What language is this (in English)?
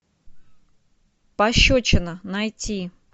Russian